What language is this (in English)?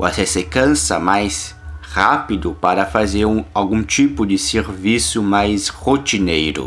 Portuguese